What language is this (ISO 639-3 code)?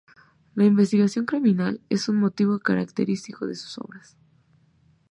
spa